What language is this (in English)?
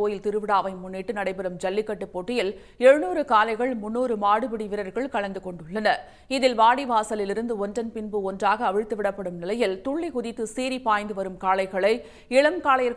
Turkish